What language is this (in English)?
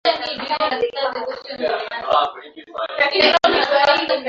Swahili